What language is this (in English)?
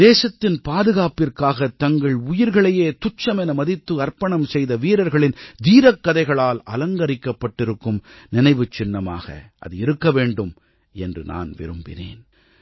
Tamil